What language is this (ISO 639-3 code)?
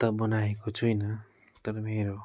nep